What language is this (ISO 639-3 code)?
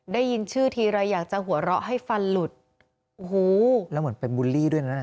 tha